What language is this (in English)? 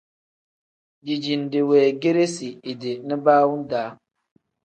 Tem